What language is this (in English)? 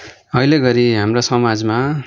Nepali